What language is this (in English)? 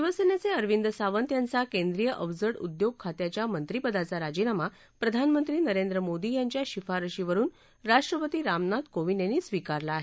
Marathi